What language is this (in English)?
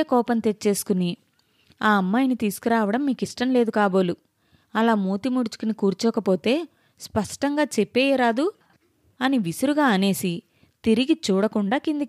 Telugu